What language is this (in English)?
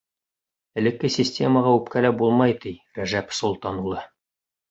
Bashkir